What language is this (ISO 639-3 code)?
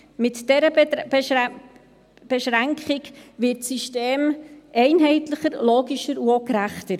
gsw